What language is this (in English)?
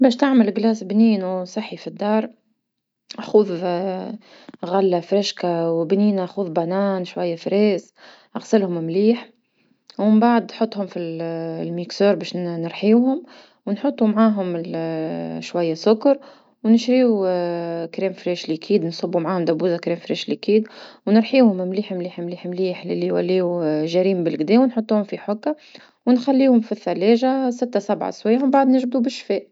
Tunisian Arabic